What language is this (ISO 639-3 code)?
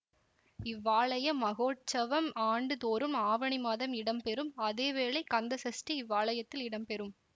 tam